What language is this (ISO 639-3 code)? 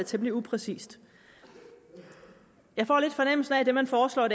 dan